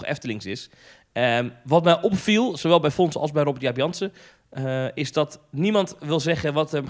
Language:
Dutch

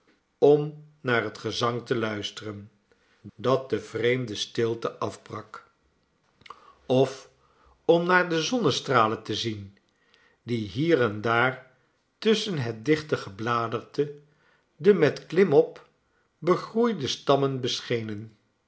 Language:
Dutch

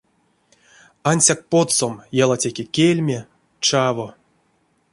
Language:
Erzya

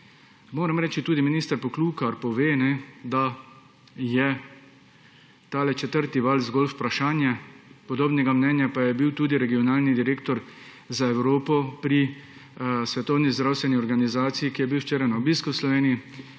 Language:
Slovenian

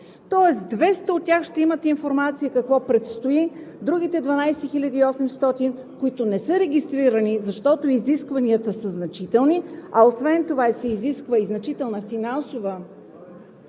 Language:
Bulgarian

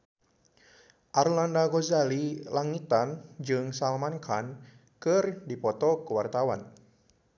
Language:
Sundanese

